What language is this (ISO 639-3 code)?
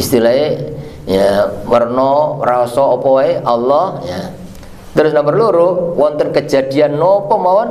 ind